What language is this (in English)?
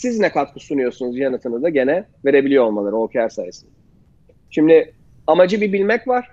Turkish